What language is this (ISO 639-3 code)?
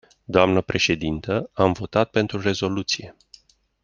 ron